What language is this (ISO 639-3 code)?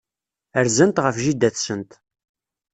kab